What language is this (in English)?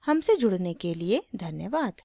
Hindi